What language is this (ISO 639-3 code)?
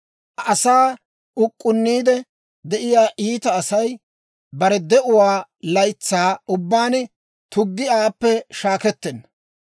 dwr